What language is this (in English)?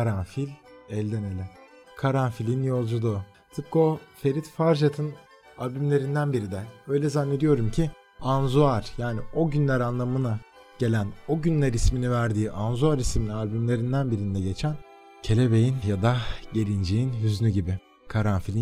Turkish